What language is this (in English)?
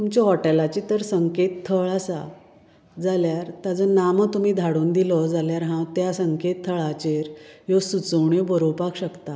Konkani